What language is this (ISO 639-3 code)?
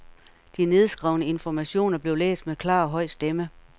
dan